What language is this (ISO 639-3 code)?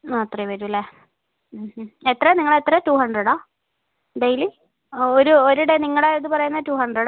mal